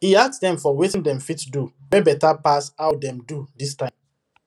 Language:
Nigerian Pidgin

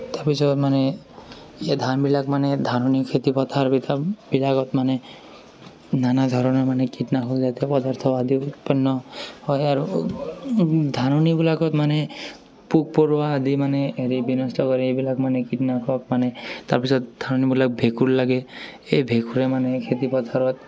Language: Assamese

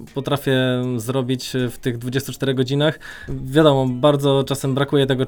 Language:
Polish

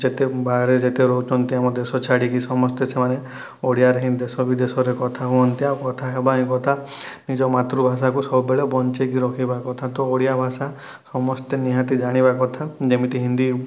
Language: Odia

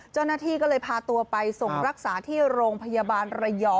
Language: Thai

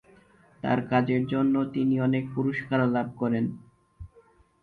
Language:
Bangla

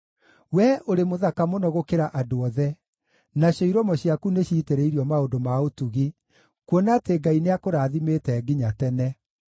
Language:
Kikuyu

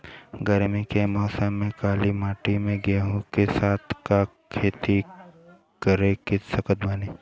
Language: Bhojpuri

